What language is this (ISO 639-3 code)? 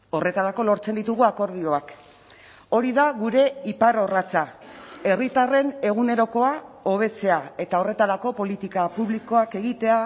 eus